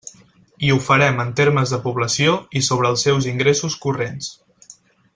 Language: Catalan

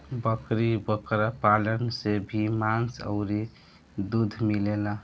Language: Bhojpuri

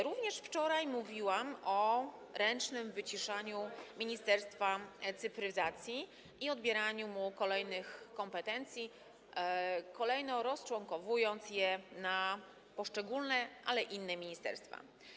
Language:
Polish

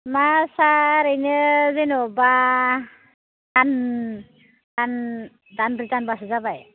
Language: Bodo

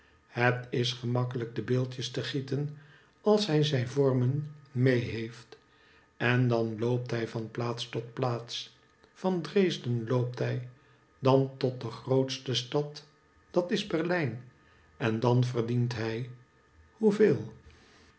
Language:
Dutch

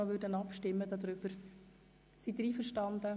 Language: Swiss German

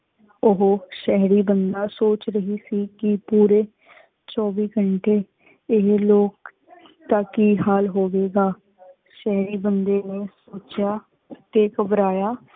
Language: Punjabi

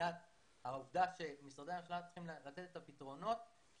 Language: Hebrew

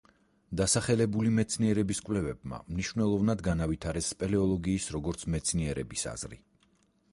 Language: Georgian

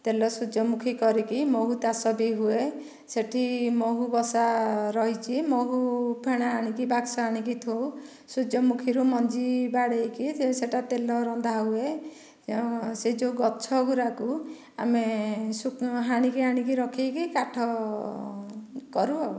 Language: Odia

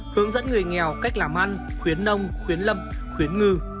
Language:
Vietnamese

